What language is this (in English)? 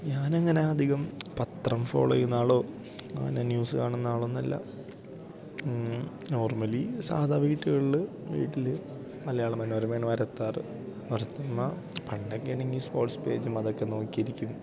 Malayalam